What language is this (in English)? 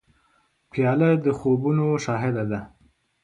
Pashto